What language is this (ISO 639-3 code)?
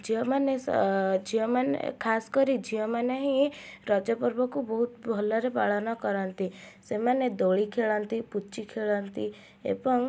ori